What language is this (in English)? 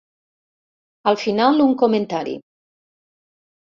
Catalan